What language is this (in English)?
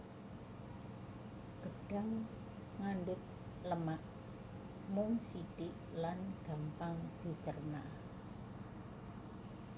Javanese